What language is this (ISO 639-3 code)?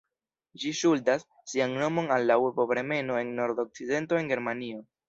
epo